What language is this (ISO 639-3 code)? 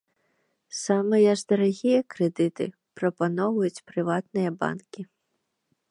bel